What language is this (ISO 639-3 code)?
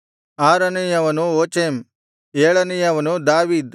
kan